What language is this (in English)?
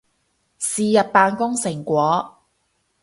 Cantonese